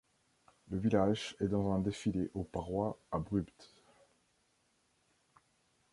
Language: French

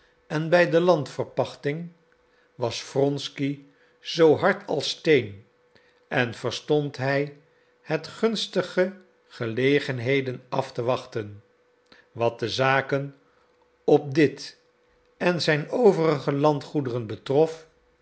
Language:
Dutch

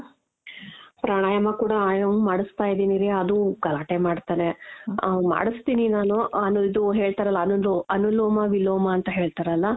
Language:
Kannada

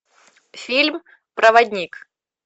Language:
Russian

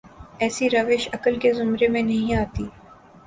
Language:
Urdu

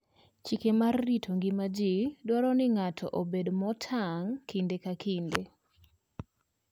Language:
Luo (Kenya and Tanzania)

